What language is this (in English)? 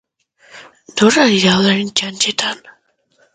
Basque